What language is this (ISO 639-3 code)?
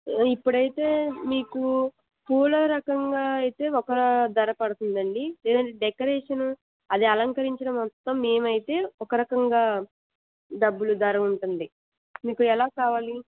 tel